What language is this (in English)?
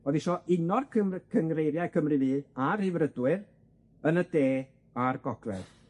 Welsh